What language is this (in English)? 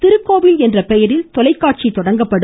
Tamil